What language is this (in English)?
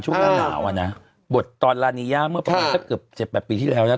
Thai